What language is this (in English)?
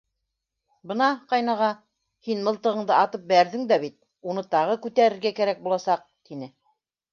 Bashkir